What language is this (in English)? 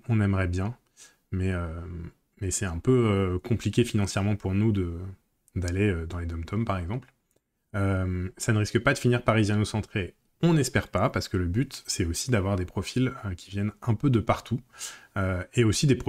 French